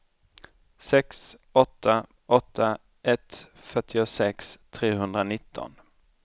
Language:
Swedish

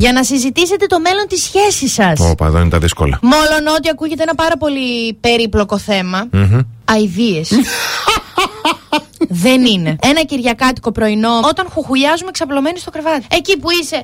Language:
Greek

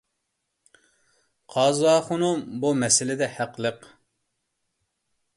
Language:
Uyghur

